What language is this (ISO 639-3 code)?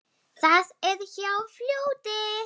isl